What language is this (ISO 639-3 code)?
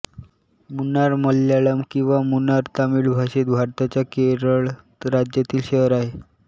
mar